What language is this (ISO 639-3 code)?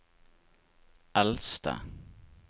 nor